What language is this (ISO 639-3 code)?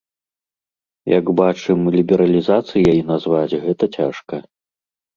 bel